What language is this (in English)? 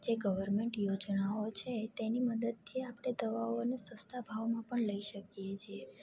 Gujarati